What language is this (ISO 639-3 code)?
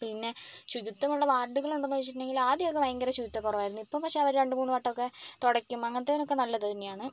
mal